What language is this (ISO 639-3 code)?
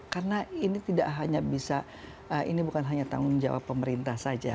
ind